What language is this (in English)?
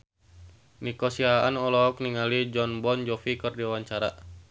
Sundanese